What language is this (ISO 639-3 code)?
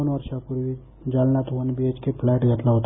mar